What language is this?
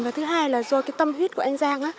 Vietnamese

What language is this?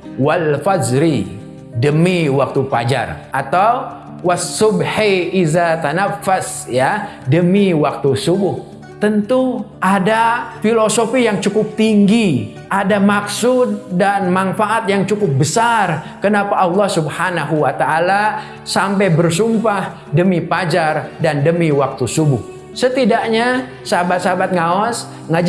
Indonesian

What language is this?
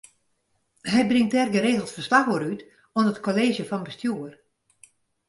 Western Frisian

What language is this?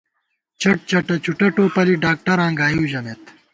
Gawar-Bati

